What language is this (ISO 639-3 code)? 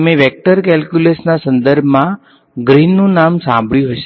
guj